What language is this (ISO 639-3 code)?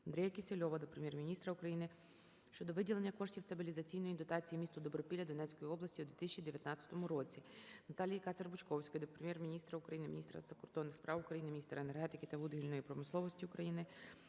ukr